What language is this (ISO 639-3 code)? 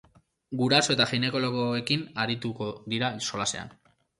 eus